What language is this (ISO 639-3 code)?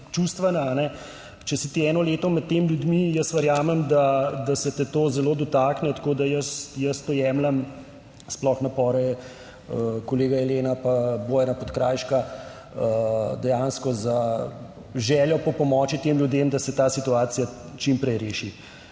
slv